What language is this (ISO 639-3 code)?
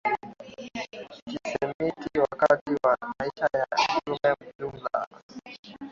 swa